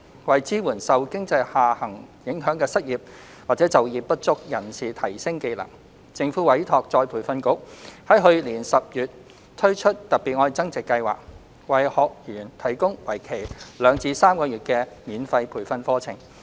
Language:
Cantonese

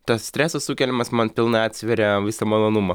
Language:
Lithuanian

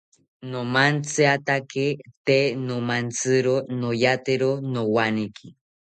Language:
South Ucayali Ashéninka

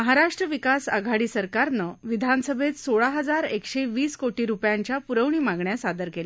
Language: Marathi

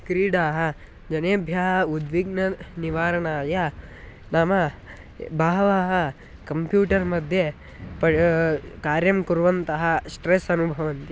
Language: Sanskrit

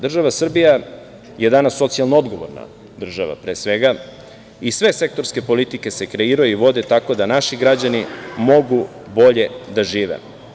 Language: Serbian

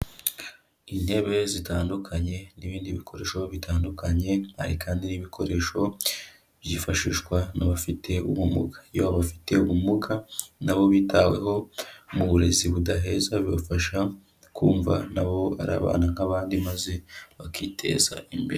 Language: Kinyarwanda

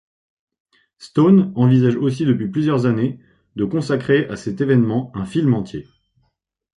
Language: French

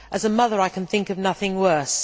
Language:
English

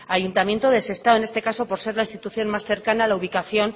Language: Spanish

